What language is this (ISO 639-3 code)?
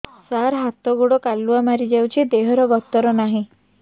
ori